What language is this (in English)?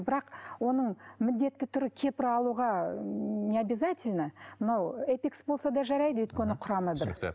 Kazakh